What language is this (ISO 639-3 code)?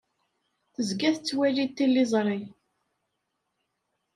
kab